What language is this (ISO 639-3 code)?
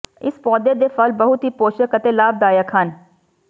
pan